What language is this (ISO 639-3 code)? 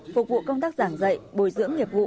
vie